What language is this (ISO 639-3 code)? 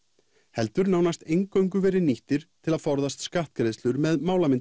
isl